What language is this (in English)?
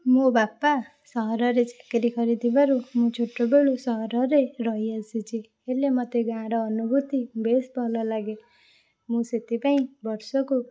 Odia